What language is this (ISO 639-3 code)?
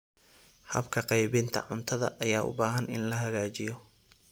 som